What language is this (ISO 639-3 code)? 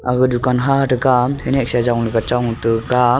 nnp